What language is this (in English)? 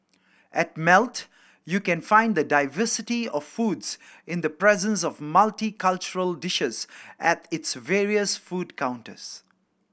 English